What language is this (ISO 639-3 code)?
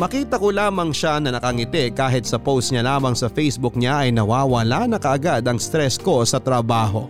fil